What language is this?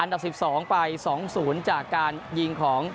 Thai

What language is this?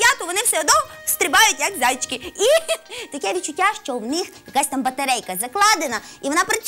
Ukrainian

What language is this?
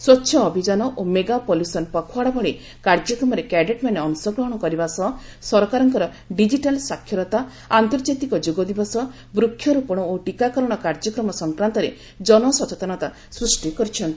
Odia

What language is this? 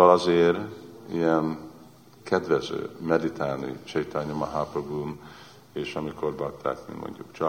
Hungarian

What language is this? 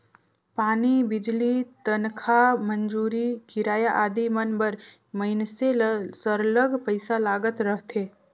Chhattisgarhi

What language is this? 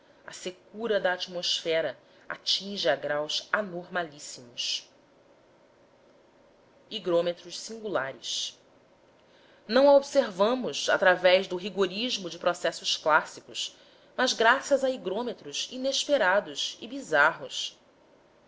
Portuguese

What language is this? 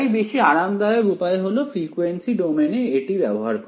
Bangla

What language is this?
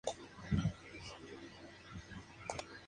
Spanish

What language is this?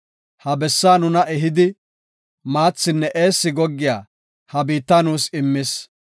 Gofa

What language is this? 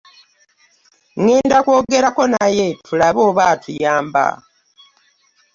Ganda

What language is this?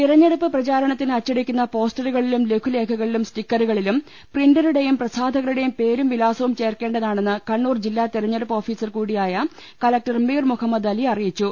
Malayalam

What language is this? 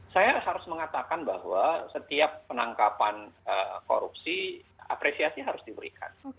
Indonesian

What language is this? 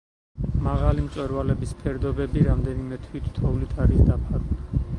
Georgian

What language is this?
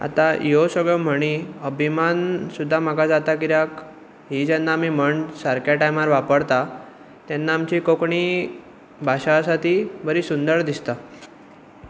Konkani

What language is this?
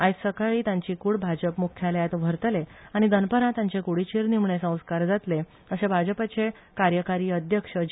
Konkani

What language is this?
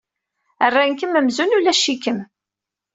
Kabyle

